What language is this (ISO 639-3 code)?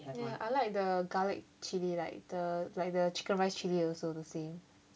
eng